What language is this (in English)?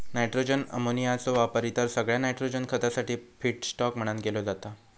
Marathi